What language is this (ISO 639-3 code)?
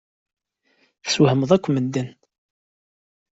kab